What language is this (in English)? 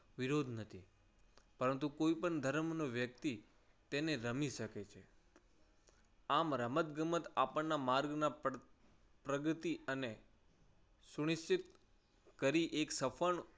Gujarati